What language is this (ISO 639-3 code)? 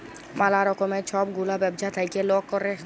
ben